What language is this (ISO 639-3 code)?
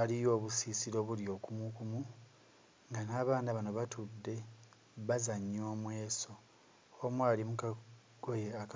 lug